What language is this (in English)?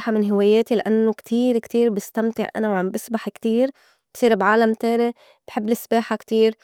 North Levantine Arabic